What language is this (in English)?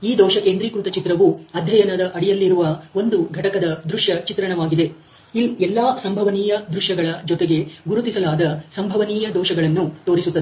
Kannada